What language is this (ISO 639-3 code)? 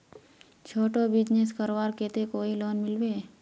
mag